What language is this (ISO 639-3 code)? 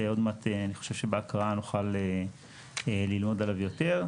heb